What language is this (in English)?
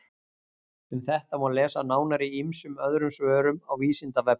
Icelandic